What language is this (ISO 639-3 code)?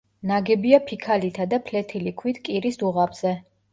kat